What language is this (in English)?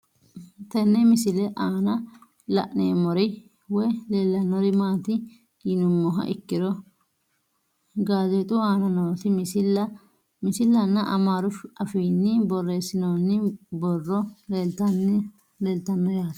Sidamo